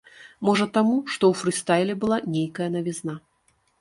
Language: Belarusian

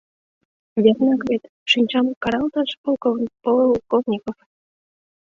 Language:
Mari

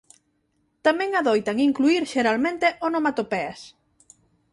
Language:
Galician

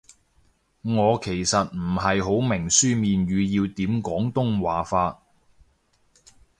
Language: Cantonese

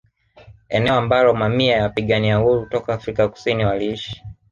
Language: Swahili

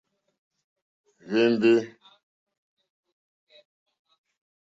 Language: Mokpwe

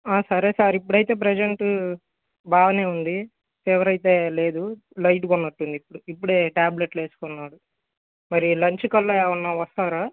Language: Telugu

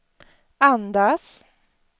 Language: Swedish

